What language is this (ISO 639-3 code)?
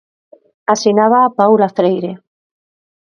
glg